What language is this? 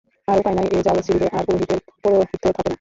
Bangla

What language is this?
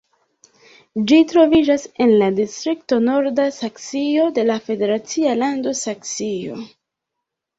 Esperanto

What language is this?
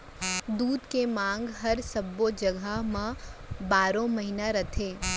Chhattisgarhi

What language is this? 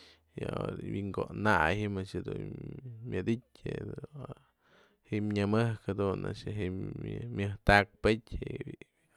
Mazatlán Mixe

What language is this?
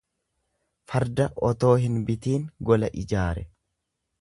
Oromo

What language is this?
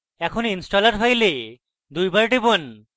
Bangla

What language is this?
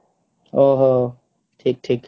Odia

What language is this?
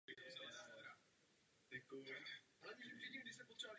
Czech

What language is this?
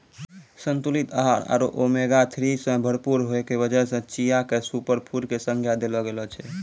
Maithili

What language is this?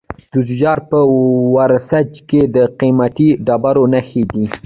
Pashto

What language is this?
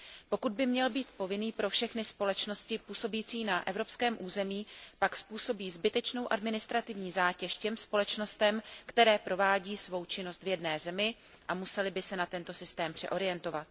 Czech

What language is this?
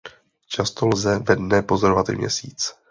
Czech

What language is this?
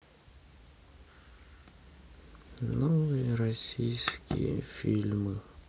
Russian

